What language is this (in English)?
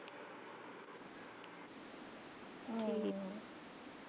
Punjabi